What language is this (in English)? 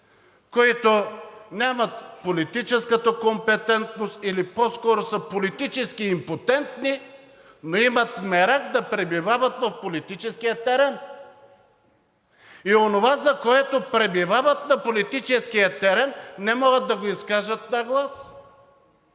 Bulgarian